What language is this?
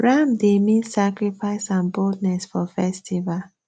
Nigerian Pidgin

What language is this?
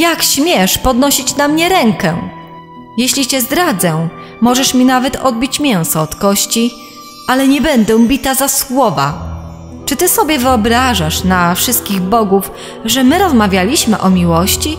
Polish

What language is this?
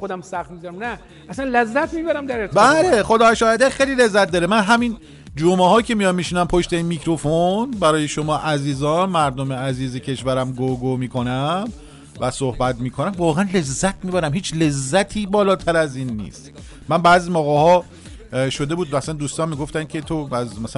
Persian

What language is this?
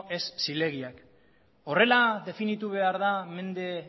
Basque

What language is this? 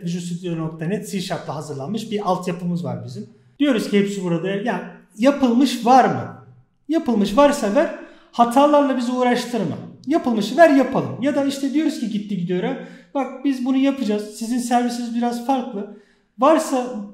Turkish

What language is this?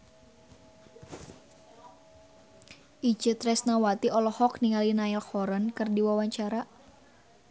Sundanese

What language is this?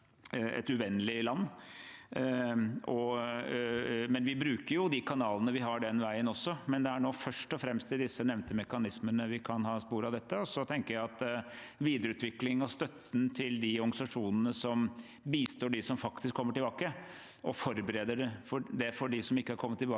Norwegian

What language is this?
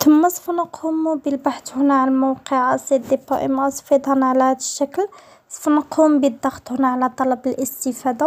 Arabic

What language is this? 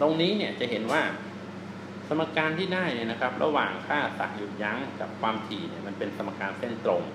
Thai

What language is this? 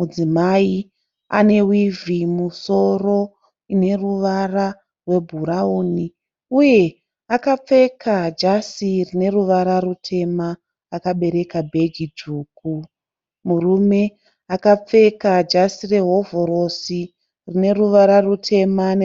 Shona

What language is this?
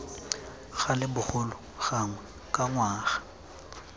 Tswana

